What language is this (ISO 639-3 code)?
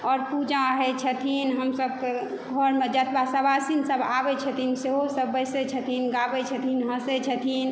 mai